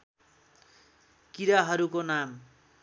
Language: Nepali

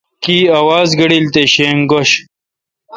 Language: Kalkoti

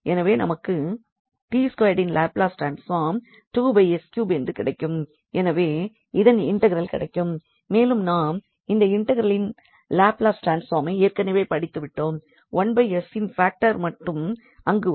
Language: Tamil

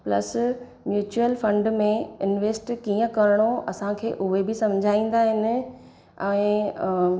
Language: Sindhi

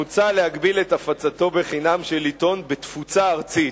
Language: Hebrew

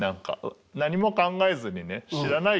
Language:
Japanese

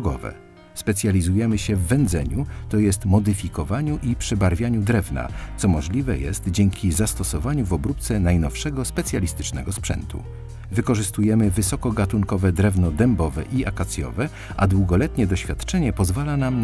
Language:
Polish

